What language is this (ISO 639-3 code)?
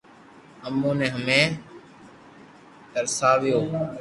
lrk